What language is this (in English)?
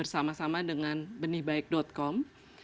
Indonesian